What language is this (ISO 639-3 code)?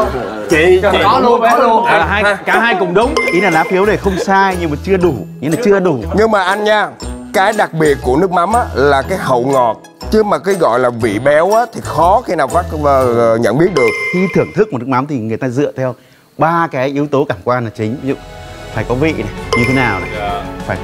vie